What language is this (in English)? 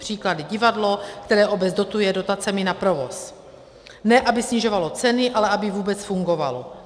Czech